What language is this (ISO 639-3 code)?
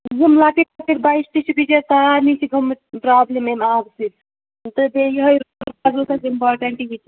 kas